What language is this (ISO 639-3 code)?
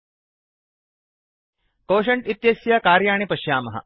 san